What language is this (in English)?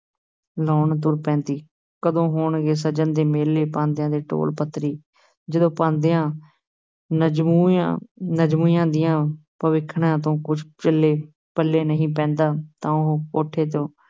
Punjabi